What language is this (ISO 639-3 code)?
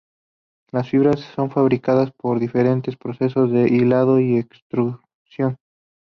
spa